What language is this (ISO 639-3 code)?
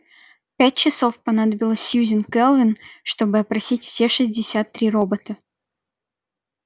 rus